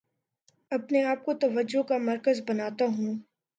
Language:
Urdu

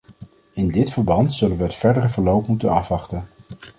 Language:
Dutch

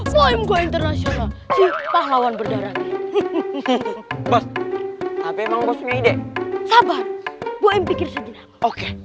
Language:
Indonesian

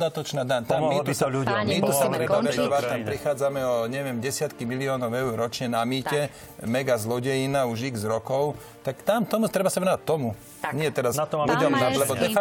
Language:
Slovak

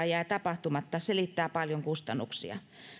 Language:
Finnish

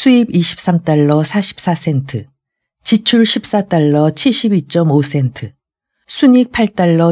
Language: Korean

